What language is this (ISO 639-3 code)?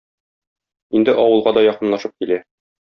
tat